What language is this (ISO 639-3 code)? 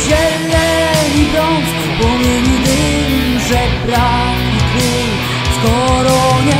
pol